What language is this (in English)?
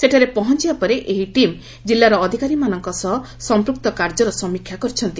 Odia